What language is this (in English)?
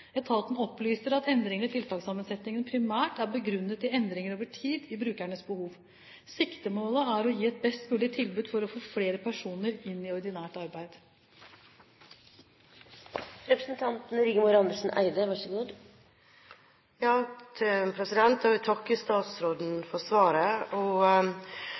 Norwegian Bokmål